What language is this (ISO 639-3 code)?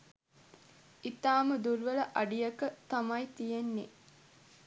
sin